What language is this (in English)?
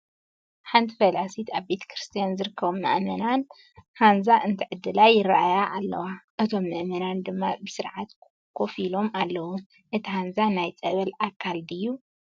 Tigrinya